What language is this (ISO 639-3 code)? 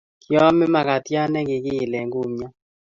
kln